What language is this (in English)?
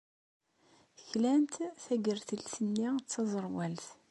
Kabyle